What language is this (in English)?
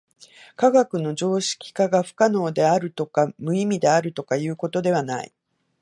Japanese